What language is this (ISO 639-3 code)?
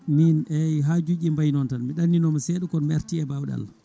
ful